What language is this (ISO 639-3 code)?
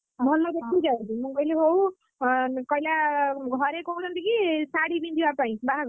ori